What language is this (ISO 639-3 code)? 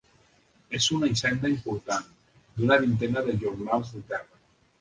cat